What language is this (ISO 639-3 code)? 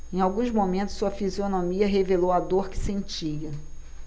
por